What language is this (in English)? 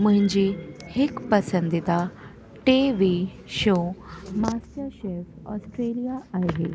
Sindhi